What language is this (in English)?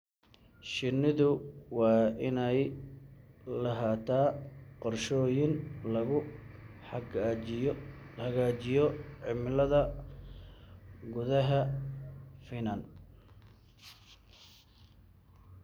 Somali